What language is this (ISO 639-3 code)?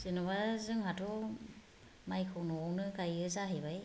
brx